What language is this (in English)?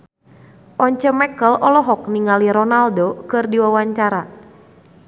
Sundanese